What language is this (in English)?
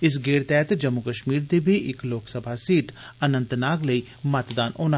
Dogri